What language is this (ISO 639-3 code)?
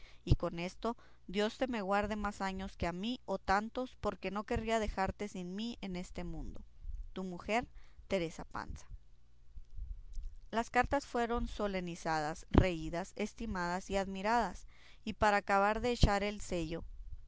spa